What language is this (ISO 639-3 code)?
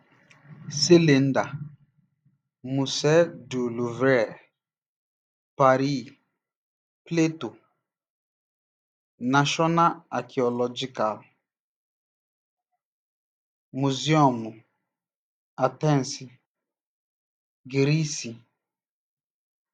ibo